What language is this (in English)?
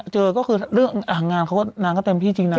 Thai